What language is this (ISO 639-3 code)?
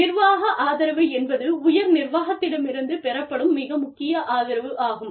tam